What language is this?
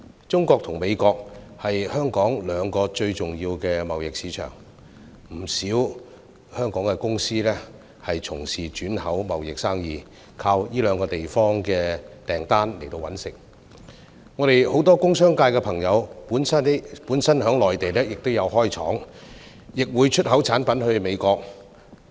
Cantonese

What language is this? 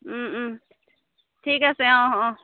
Assamese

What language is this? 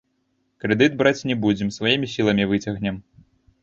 Belarusian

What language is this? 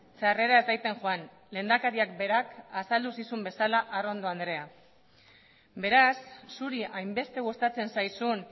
Basque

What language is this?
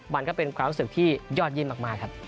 Thai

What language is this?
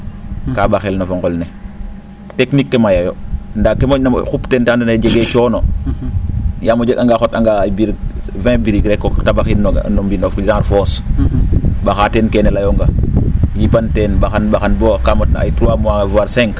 Serer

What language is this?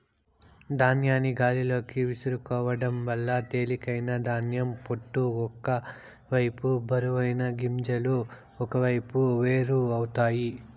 Telugu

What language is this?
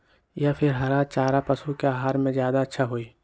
Magahi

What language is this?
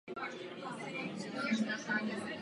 Czech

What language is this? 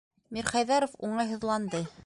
Bashkir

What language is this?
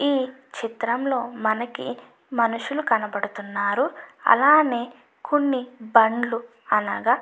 Telugu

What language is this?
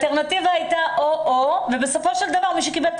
Hebrew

